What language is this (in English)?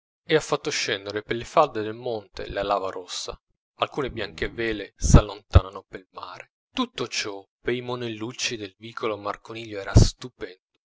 Italian